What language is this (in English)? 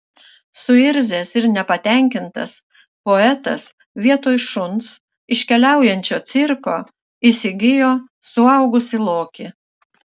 Lithuanian